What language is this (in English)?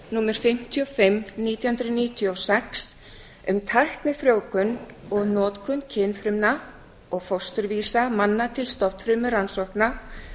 Icelandic